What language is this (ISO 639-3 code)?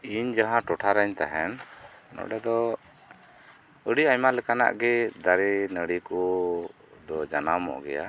sat